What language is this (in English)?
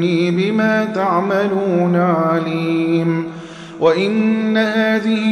Arabic